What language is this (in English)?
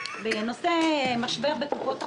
Hebrew